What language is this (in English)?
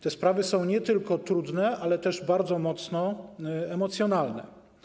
Polish